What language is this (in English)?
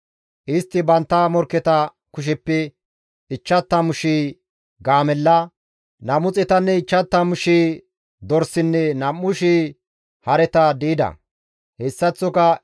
Gamo